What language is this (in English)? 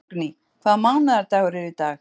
Icelandic